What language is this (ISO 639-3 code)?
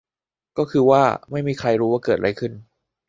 tha